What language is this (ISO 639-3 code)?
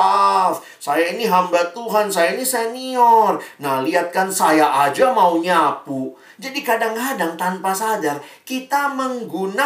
ind